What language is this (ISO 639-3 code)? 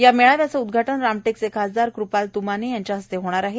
mar